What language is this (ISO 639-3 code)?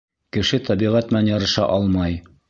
bak